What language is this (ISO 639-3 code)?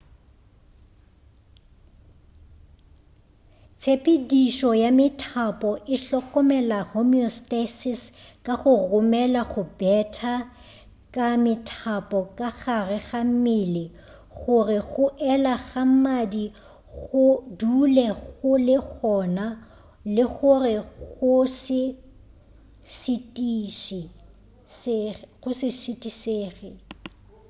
nso